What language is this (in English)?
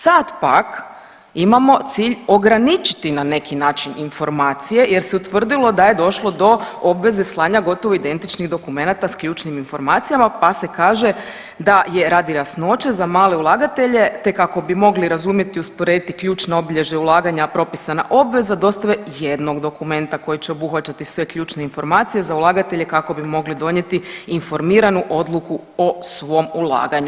Croatian